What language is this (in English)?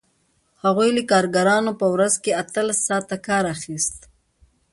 Pashto